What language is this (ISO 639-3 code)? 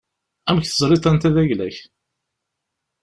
kab